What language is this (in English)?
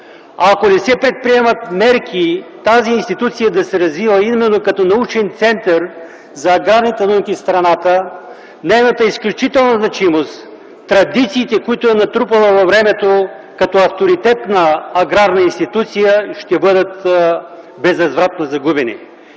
Bulgarian